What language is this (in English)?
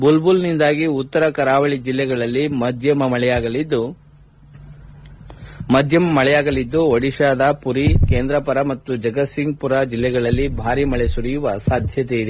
Kannada